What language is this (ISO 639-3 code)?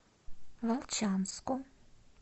rus